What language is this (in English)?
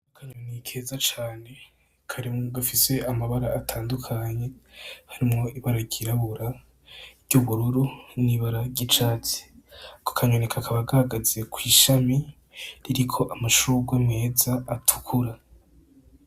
Rundi